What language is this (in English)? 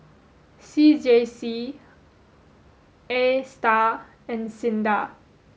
English